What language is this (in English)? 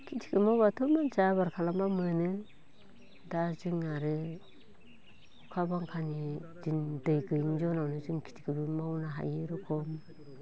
Bodo